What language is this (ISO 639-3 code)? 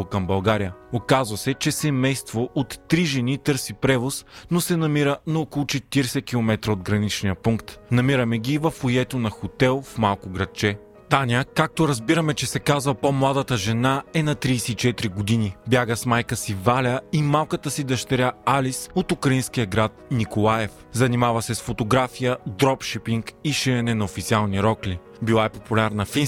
bul